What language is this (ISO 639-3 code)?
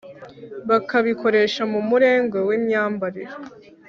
kin